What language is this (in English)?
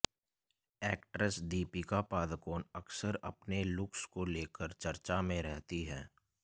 Hindi